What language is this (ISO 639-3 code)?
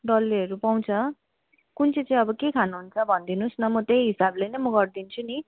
nep